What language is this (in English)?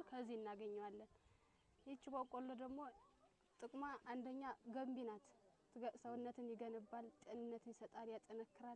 Arabic